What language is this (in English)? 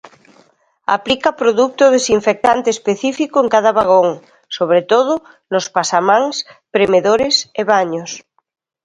Galician